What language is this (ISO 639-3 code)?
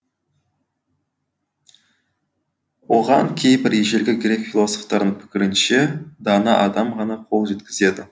kaz